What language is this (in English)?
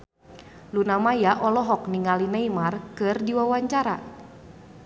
Sundanese